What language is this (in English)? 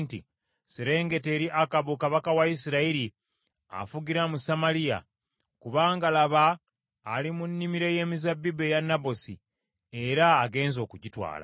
Ganda